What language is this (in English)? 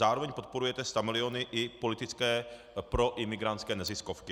Czech